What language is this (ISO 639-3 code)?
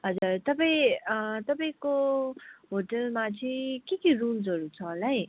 nep